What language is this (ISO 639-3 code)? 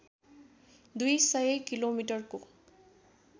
nep